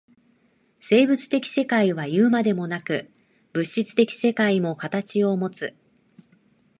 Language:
Japanese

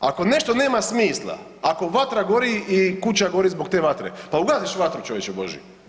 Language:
Croatian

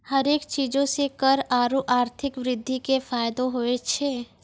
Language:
Maithili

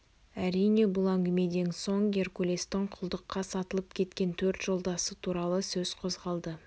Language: Kazakh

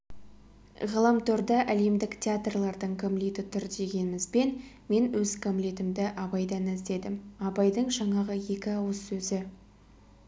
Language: Kazakh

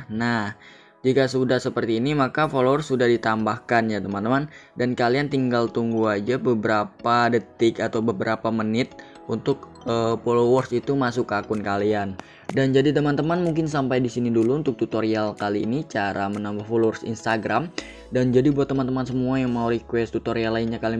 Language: Indonesian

